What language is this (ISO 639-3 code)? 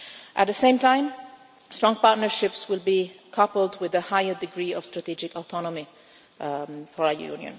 eng